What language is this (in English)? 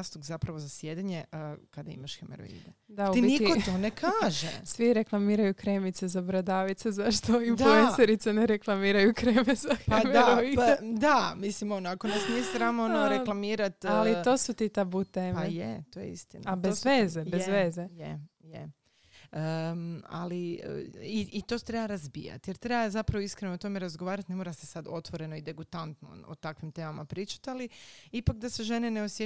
Croatian